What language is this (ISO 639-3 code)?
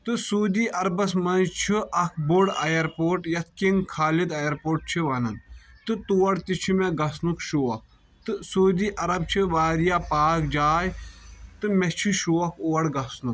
kas